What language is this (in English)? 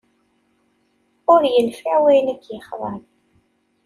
Kabyle